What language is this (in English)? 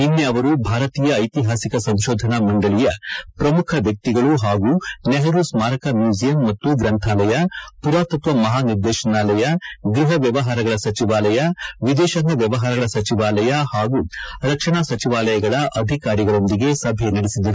Kannada